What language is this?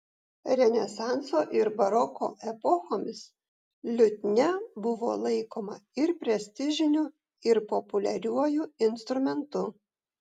Lithuanian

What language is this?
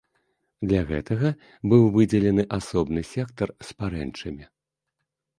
Belarusian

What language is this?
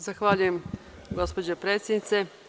Serbian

